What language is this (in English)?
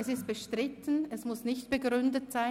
Swiss German